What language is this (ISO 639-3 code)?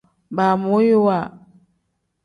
kdh